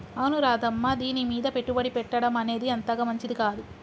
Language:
Telugu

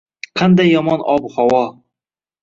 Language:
Uzbek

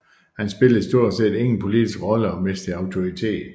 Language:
Danish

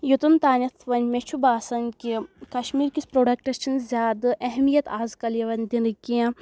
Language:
Kashmiri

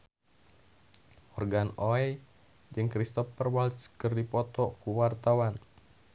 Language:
Sundanese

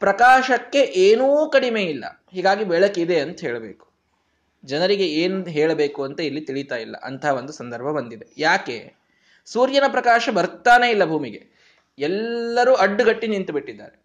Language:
Kannada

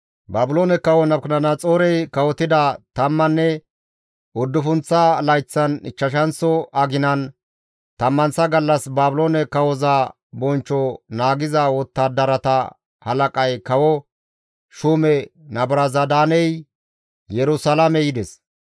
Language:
Gamo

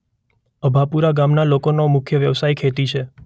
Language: Gujarati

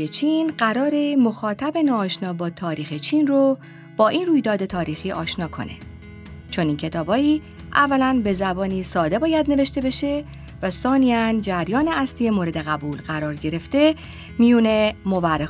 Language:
Persian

